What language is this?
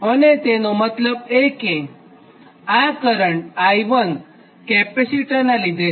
Gujarati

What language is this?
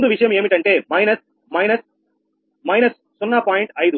Telugu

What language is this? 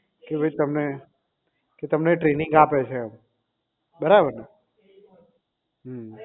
Gujarati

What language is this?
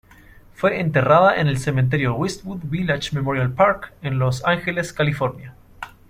Spanish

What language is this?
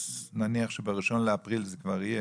Hebrew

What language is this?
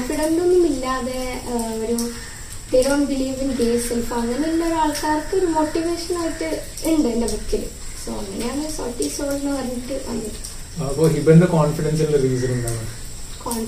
Malayalam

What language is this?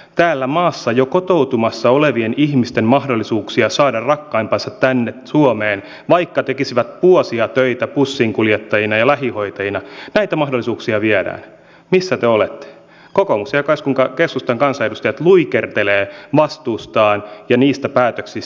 Finnish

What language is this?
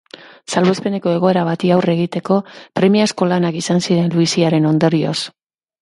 Basque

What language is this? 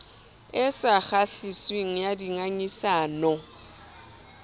Southern Sotho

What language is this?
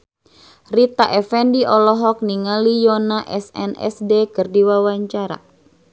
Sundanese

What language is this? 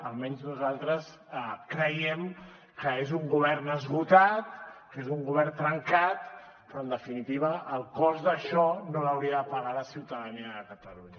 Catalan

